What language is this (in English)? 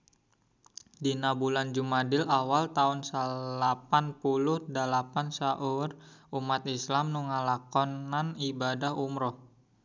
Sundanese